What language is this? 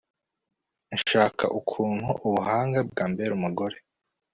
Kinyarwanda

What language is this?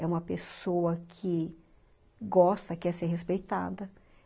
Portuguese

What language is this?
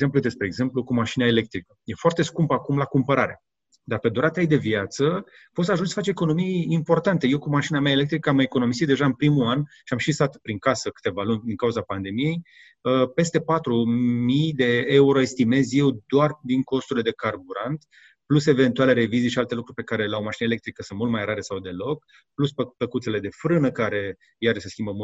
Romanian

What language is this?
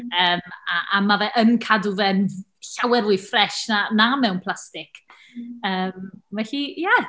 Welsh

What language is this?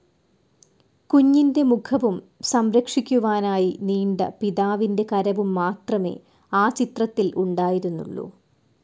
Malayalam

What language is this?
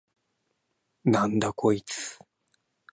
Japanese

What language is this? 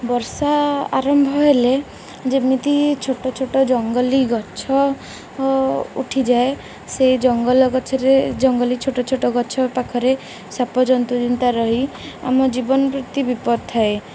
Odia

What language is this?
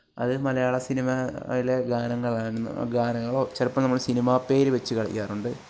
Malayalam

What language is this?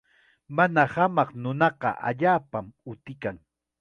Chiquián Ancash Quechua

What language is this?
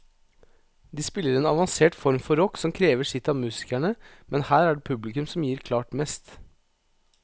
Norwegian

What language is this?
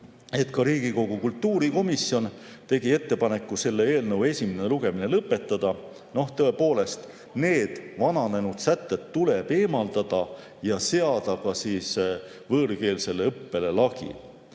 Estonian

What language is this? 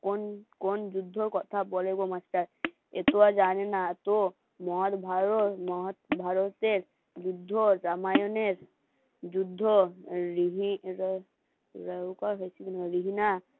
Bangla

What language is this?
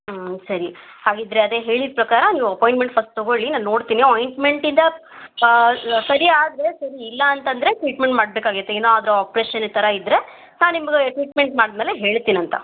Kannada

